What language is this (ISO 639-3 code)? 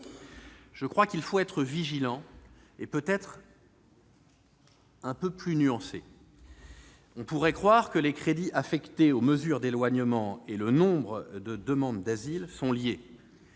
fra